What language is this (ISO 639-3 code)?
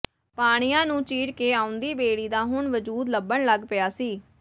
pan